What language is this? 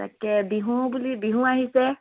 Assamese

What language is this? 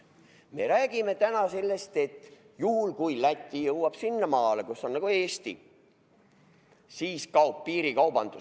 Estonian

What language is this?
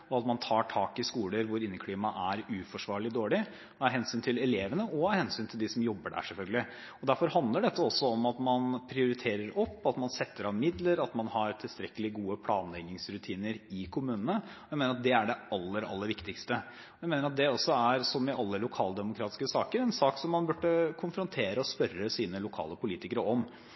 Norwegian Bokmål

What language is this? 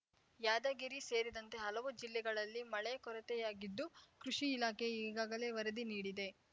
Kannada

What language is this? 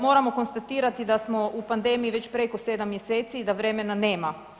Croatian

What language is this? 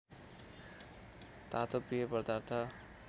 Nepali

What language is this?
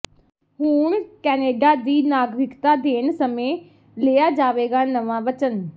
Punjabi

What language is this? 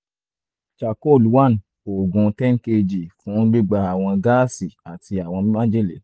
Yoruba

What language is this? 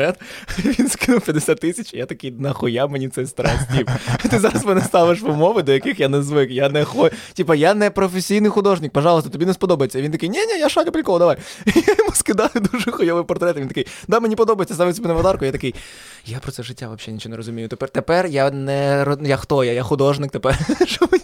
Ukrainian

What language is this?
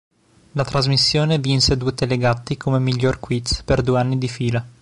Italian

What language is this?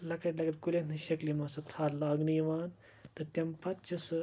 Kashmiri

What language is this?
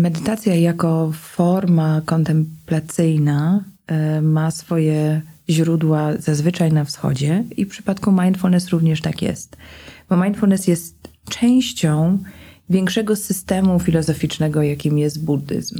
Polish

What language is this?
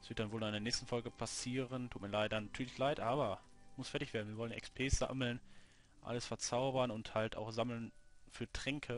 German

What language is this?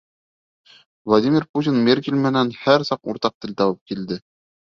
Bashkir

